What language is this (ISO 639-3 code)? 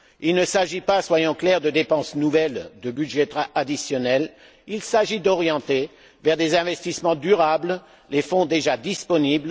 fra